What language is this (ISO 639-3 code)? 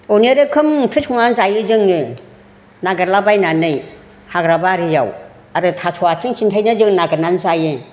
brx